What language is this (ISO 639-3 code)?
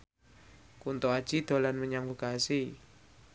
jav